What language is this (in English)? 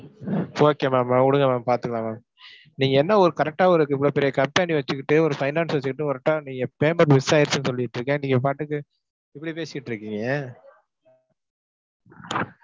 Tamil